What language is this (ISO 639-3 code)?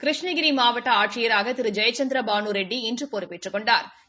tam